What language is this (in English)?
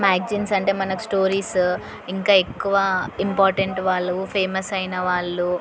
Telugu